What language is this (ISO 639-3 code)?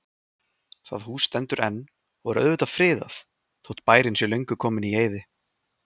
isl